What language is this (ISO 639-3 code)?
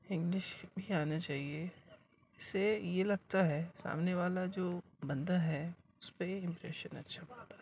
urd